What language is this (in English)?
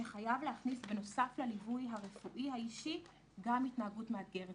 Hebrew